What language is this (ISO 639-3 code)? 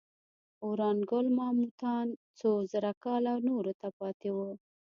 pus